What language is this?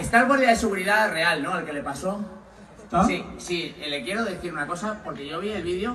Spanish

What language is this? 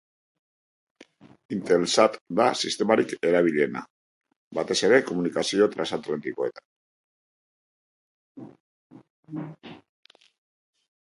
Basque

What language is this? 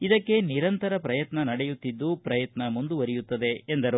Kannada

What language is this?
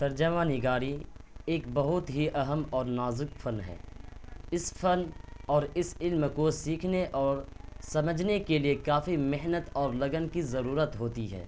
Urdu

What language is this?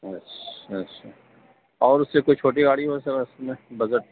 Urdu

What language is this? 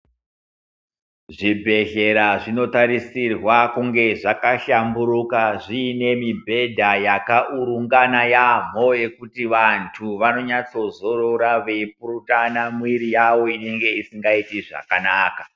Ndau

